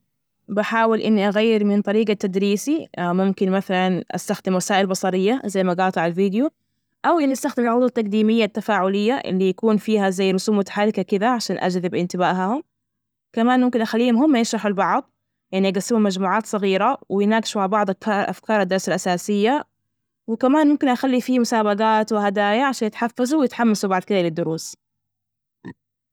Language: Najdi Arabic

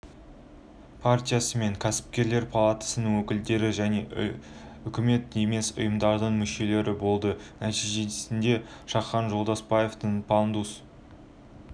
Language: Kazakh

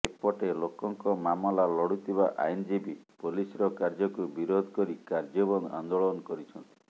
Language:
Odia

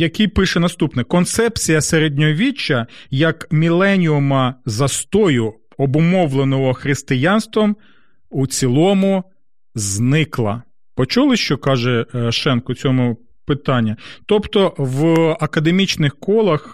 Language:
Ukrainian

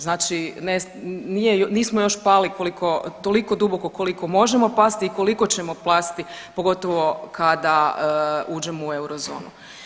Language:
Croatian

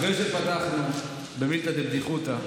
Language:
Hebrew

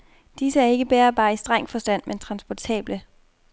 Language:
Danish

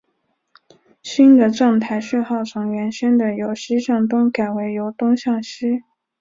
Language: Chinese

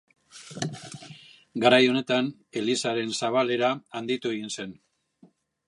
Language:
Basque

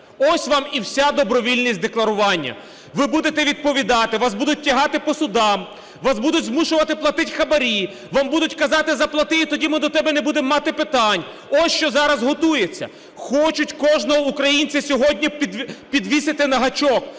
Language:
Ukrainian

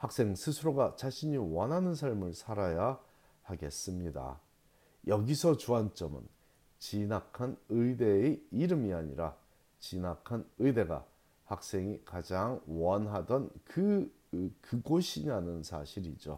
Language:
Korean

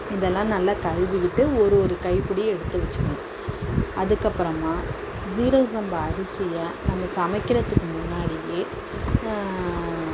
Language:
Tamil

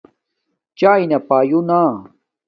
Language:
Domaaki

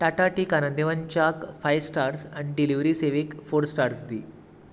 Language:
Konkani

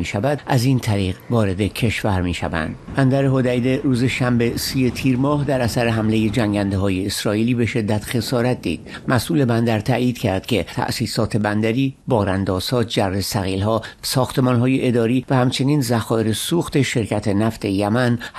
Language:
Persian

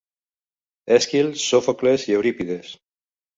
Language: Catalan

